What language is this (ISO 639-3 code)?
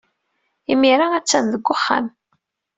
kab